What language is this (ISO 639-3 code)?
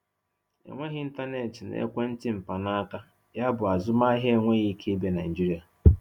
ibo